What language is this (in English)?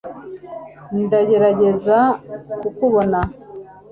Kinyarwanda